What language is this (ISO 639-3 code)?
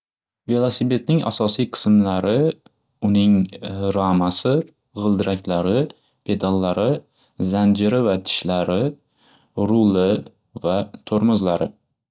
uzb